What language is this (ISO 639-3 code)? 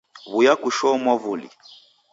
dav